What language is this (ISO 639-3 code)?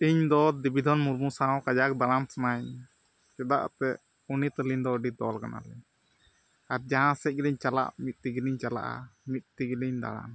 sat